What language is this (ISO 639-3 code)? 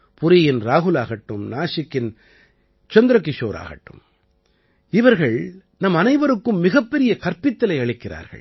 tam